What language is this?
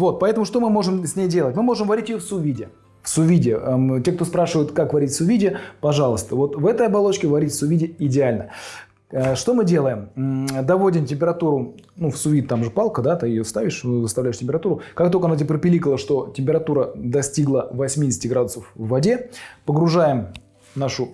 Russian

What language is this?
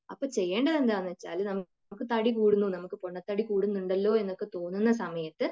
Malayalam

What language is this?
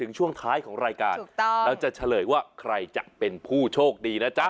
Thai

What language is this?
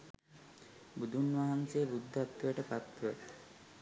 Sinhala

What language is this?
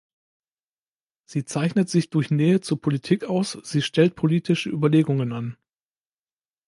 German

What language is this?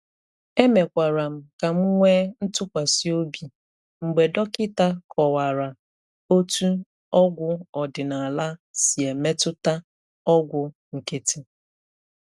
Igbo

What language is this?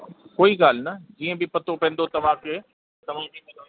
Sindhi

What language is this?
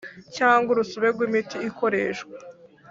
Kinyarwanda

